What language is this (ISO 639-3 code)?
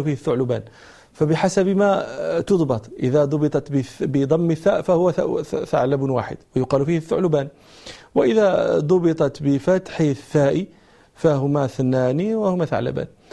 ara